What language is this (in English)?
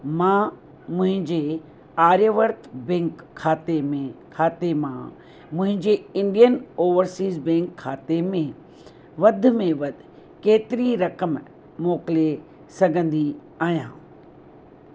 Sindhi